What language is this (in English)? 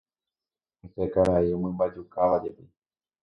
Guarani